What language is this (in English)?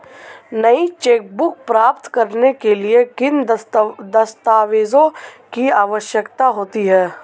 Hindi